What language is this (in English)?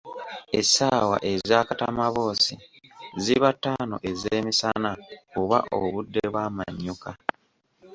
Ganda